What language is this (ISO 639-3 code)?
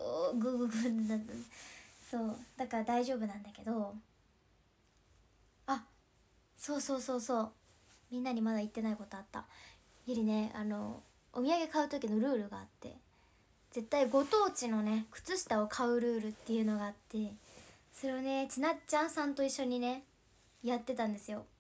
jpn